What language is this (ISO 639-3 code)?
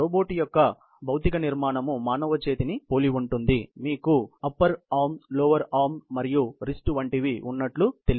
tel